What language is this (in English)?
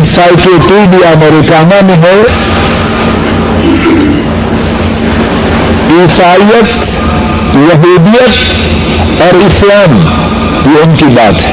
Urdu